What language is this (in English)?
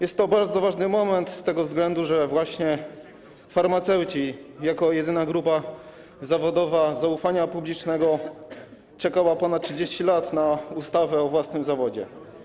Polish